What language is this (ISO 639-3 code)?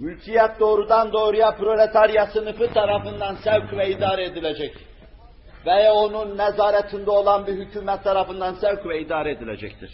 tur